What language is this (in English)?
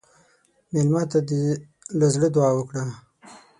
Pashto